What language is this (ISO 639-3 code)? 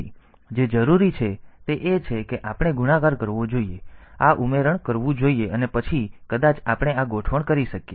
guj